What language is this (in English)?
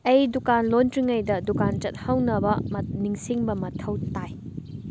Manipuri